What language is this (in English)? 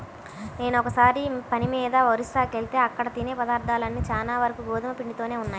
Telugu